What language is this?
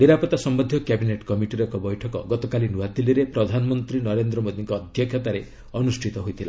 Odia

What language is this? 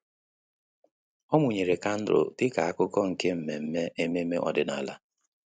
Igbo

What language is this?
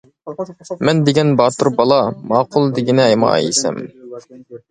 Uyghur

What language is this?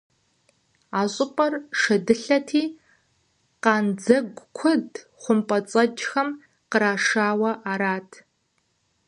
Kabardian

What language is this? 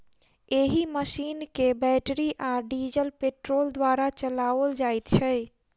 Maithili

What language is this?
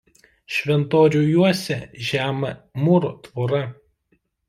Lithuanian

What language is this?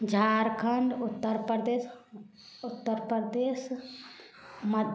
Maithili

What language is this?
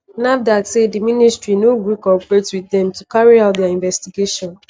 Nigerian Pidgin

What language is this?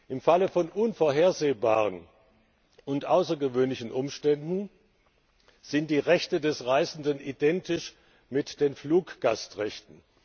German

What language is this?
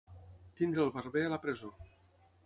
Catalan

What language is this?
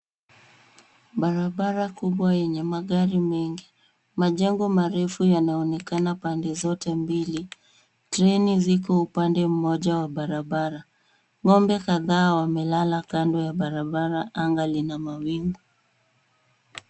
Swahili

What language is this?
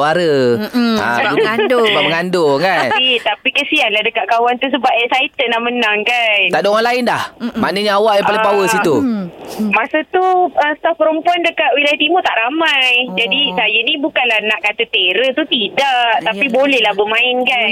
Malay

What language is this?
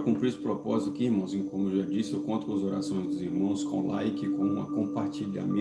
Portuguese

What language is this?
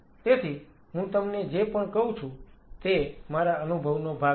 Gujarati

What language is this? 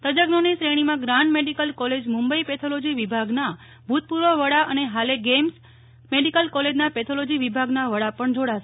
Gujarati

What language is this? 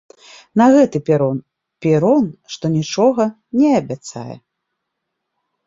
Belarusian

